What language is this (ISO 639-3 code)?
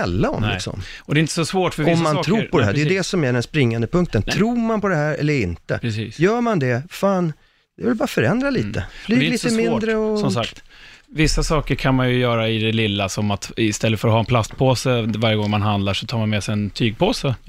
swe